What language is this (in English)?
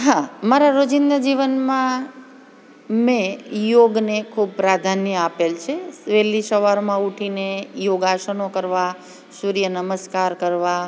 Gujarati